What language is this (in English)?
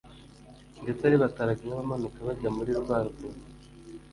Kinyarwanda